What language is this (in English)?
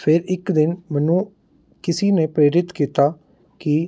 Punjabi